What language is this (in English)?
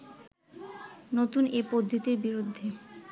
Bangla